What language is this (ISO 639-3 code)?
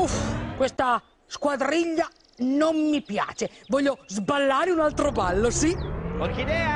ita